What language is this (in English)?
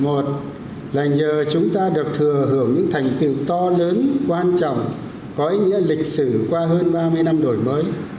Vietnamese